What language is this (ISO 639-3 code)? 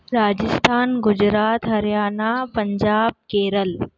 snd